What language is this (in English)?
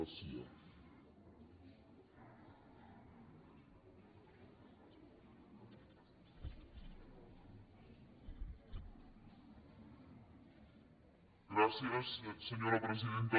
Catalan